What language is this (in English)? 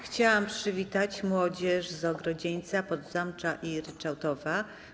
Polish